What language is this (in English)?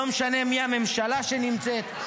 Hebrew